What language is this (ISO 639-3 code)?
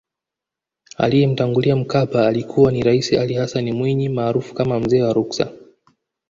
swa